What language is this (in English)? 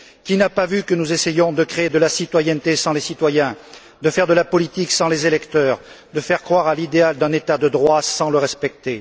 French